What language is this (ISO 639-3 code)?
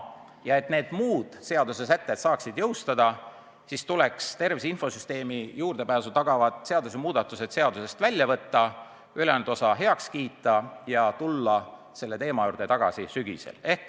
est